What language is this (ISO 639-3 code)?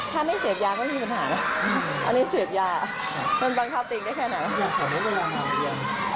tha